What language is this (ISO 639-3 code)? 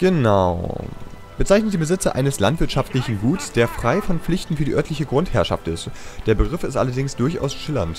deu